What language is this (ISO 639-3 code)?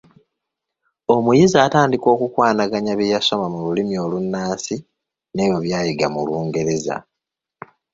lug